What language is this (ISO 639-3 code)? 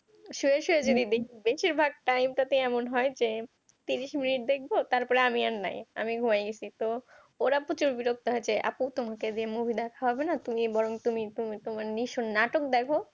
ben